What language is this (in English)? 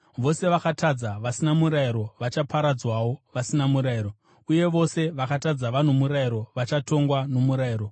Shona